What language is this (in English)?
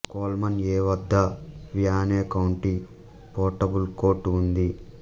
Telugu